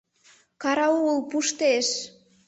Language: Mari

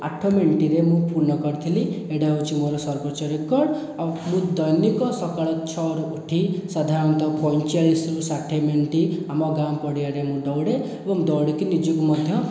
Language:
Odia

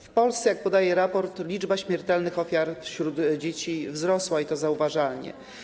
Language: Polish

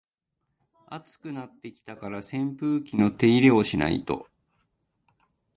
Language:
Japanese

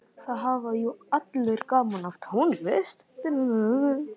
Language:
Icelandic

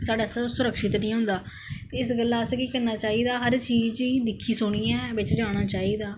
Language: Dogri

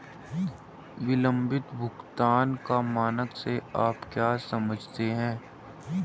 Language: Hindi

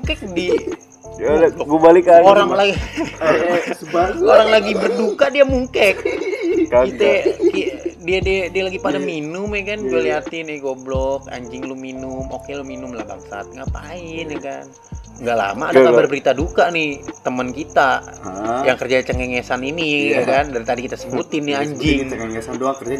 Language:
Indonesian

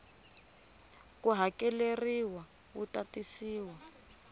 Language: Tsonga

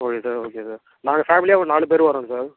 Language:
Tamil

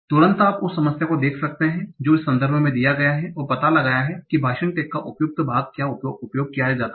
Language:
Hindi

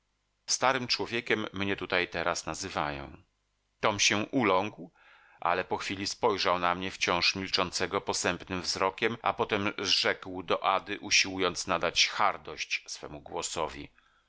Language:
Polish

